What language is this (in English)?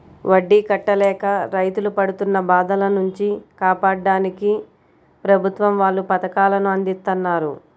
Telugu